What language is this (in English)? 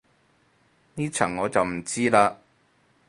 Cantonese